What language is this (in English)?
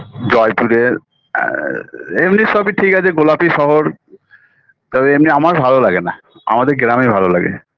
Bangla